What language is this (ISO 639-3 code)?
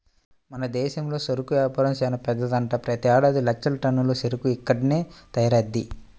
tel